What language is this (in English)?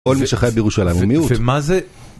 Hebrew